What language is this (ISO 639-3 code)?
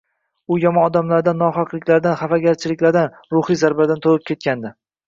uzb